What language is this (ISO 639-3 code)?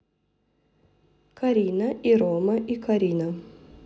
rus